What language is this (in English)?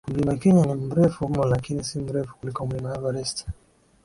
Swahili